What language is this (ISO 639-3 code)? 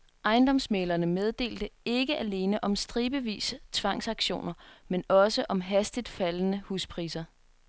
dan